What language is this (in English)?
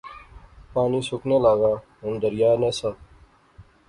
Pahari-Potwari